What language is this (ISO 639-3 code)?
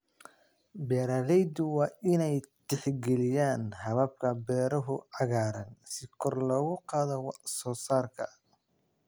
som